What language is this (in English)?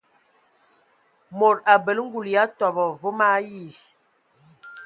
Ewondo